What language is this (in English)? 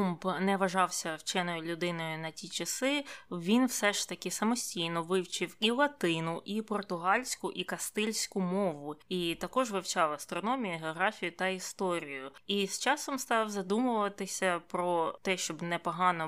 Ukrainian